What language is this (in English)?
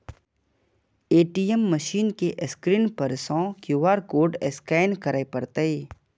Maithili